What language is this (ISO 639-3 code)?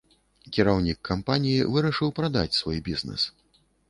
bel